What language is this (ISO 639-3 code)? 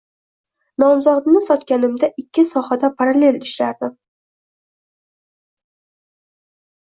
uzb